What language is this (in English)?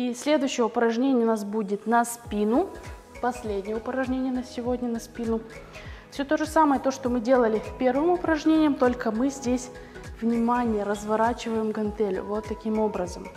Russian